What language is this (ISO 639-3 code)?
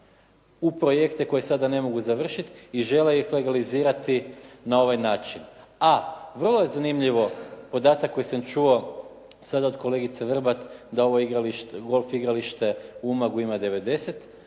hrv